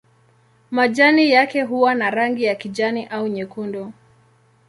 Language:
Swahili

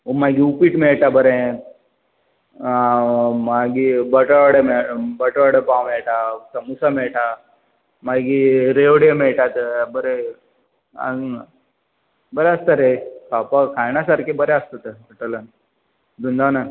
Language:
Konkani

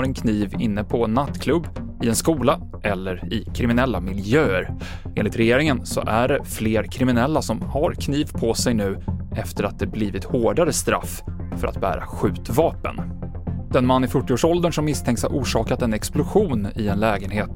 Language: Swedish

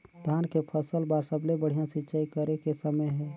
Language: Chhattisgarhi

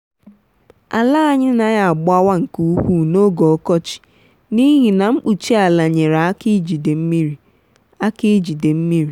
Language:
Igbo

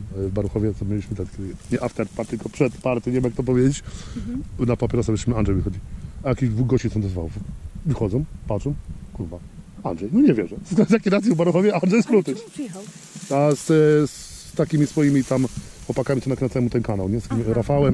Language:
Polish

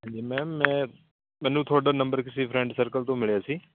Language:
Punjabi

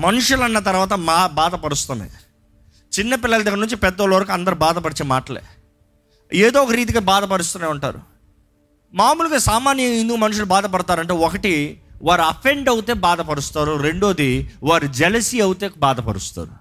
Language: Telugu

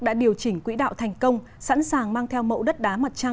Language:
Vietnamese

